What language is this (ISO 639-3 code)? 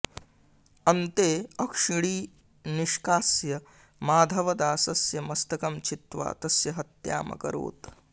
san